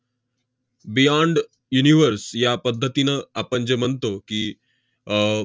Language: Marathi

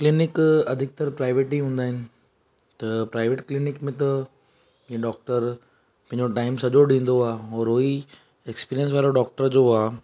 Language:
Sindhi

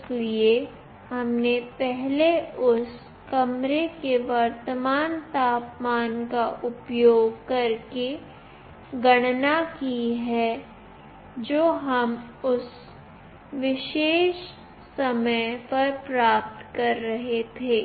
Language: Hindi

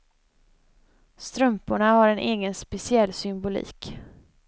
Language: Swedish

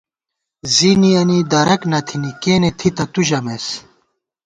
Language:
Gawar-Bati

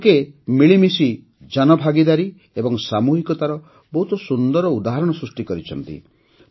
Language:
Odia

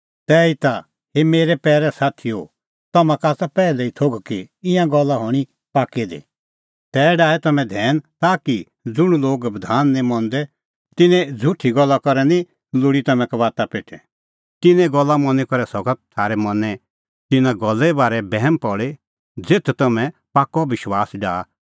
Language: Kullu Pahari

